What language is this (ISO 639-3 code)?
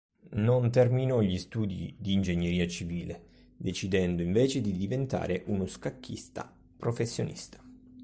ita